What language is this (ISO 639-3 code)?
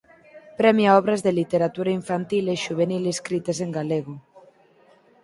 glg